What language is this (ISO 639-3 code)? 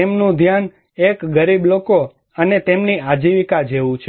guj